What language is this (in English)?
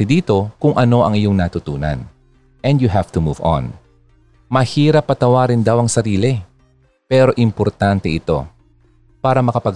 Filipino